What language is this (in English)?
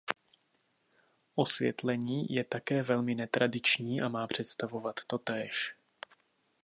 Czech